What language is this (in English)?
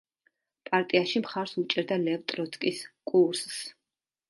Georgian